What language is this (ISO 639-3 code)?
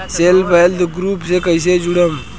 bho